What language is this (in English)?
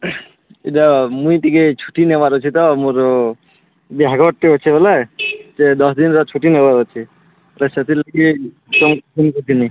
Odia